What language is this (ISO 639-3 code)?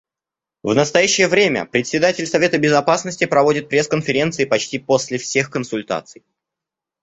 rus